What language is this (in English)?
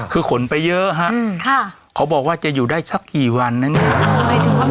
Thai